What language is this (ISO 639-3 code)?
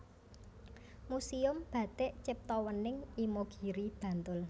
jav